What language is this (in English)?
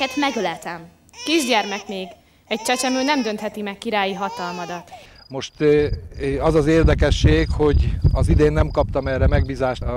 Hungarian